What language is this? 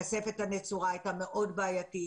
Hebrew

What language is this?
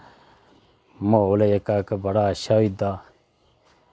Dogri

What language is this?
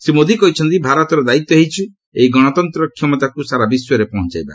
Odia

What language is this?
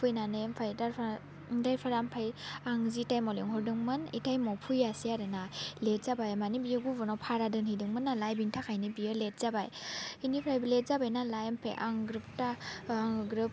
Bodo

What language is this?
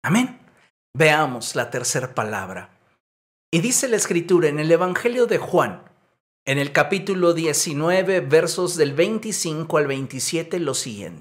Spanish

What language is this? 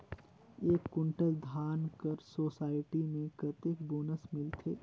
Chhattisgarhi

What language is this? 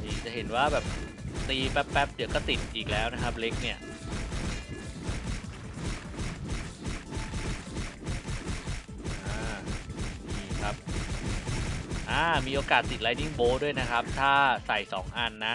Thai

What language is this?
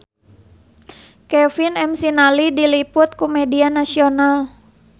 Sundanese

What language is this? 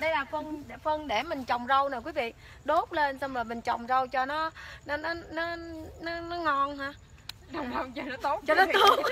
Vietnamese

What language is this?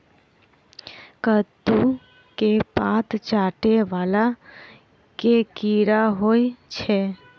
Maithili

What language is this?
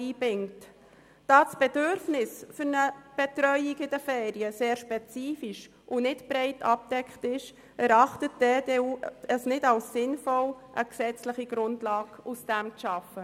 Swiss German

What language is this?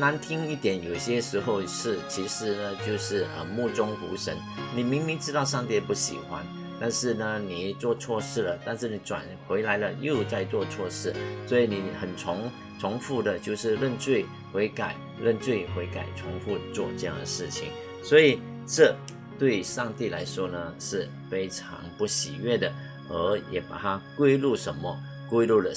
Chinese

